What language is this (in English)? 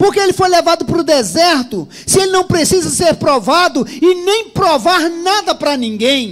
Portuguese